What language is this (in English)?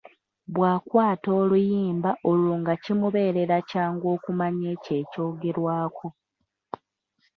Ganda